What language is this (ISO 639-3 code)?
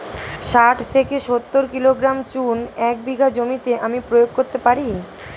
ben